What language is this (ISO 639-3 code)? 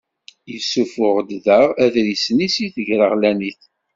kab